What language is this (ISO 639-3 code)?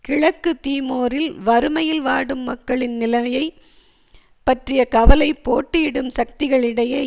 tam